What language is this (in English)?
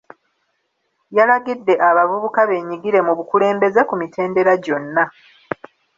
Ganda